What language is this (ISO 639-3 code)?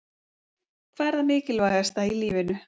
isl